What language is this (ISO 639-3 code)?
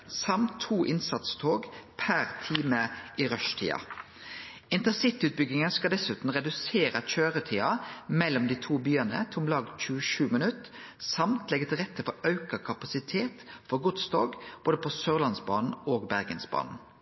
nno